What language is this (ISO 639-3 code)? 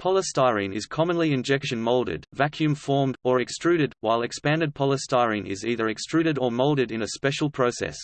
eng